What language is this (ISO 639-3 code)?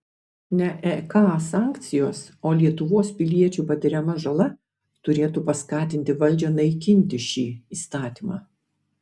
lit